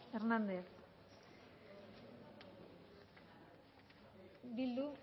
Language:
Basque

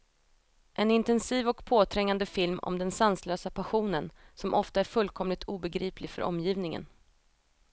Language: Swedish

